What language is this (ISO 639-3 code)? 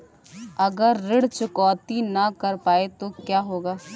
hin